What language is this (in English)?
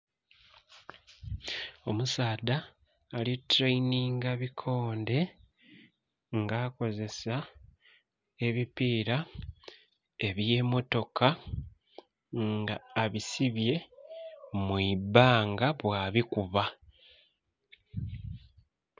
Soga